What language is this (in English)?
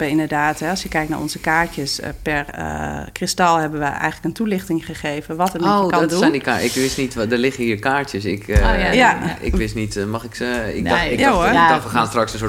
Dutch